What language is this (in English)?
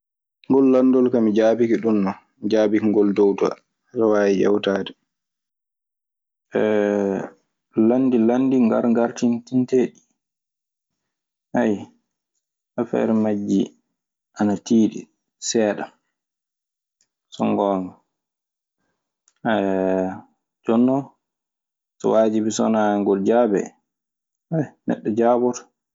Maasina Fulfulde